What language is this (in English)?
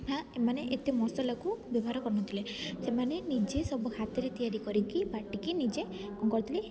Odia